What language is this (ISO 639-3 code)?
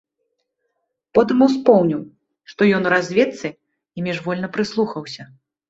bel